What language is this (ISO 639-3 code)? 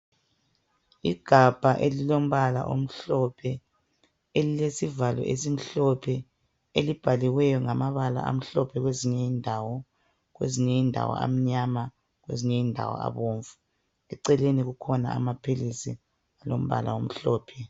nde